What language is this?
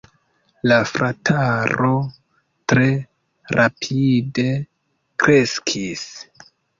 Esperanto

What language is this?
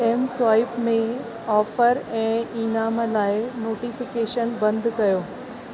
Sindhi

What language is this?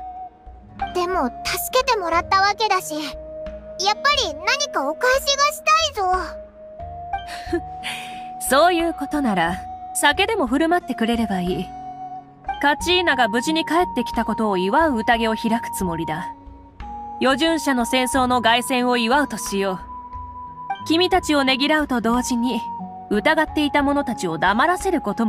Japanese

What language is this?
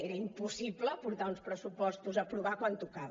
Catalan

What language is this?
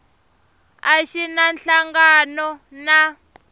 Tsonga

